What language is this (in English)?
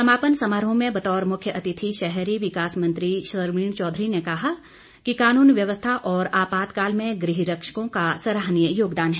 Hindi